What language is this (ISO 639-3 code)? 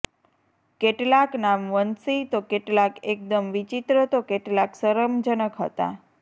guj